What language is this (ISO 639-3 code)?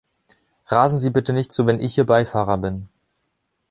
deu